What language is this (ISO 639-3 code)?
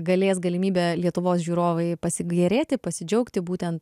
lit